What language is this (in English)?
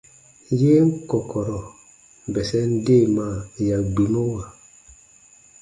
Baatonum